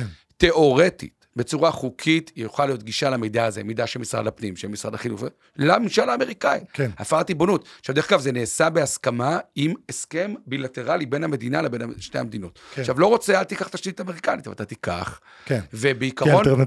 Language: Hebrew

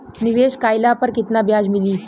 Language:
Bhojpuri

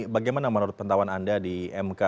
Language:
Indonesian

